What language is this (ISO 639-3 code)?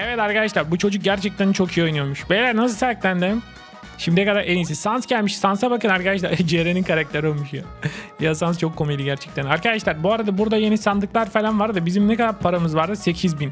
tur